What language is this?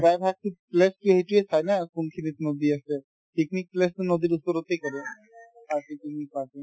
Assamese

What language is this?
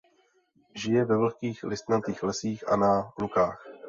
Czech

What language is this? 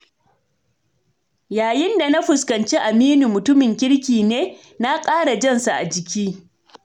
Hausa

